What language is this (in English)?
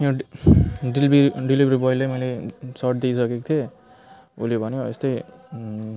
Nepali